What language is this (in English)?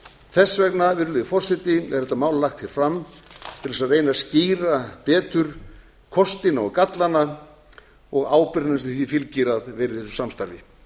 Icelandic